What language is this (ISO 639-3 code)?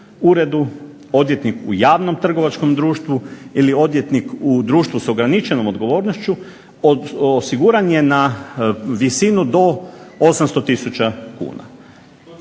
hrv